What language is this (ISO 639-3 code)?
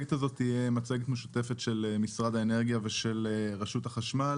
heb